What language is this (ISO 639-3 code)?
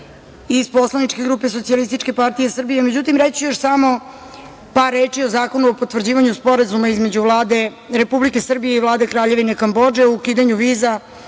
srp